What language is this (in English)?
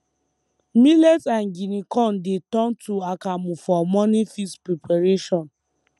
Nigerian Pidgin